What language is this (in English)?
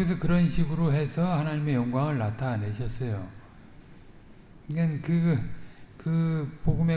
Korean